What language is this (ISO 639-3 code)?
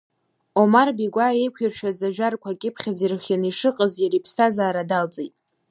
abk